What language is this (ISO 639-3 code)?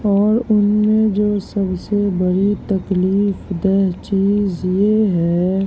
urd